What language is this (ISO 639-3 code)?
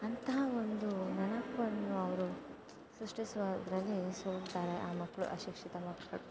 kan